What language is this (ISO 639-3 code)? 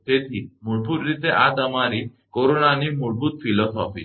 guj